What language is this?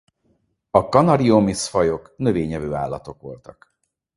Hungarian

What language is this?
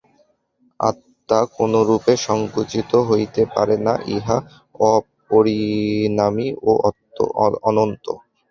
Bangla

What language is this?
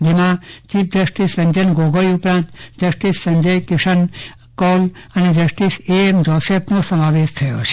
Gujarati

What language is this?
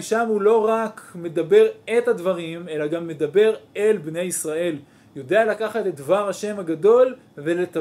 Hebrew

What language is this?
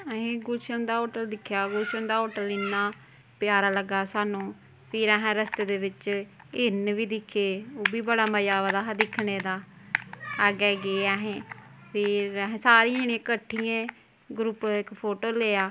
Dogri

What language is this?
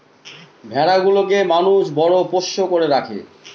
Bangla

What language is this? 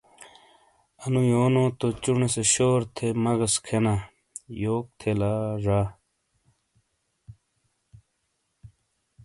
Shina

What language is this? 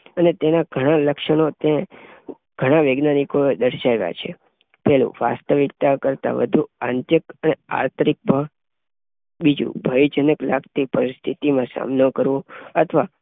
Gujarati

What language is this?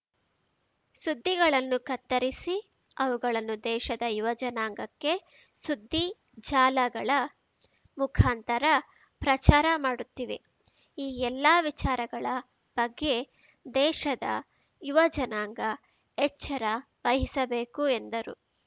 Kannada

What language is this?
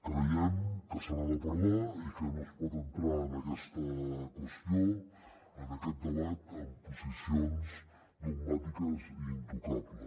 Catalan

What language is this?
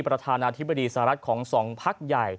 Thai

